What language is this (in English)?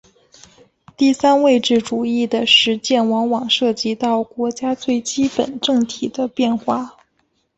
Chinese